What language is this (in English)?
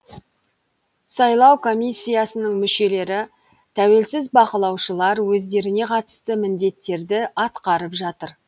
Kazakh